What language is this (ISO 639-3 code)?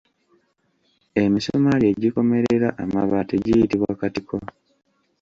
lug